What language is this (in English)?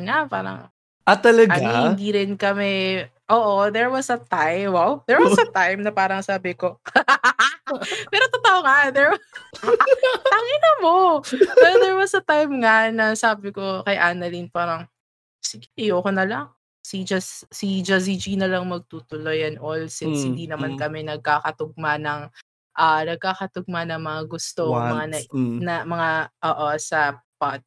Filipino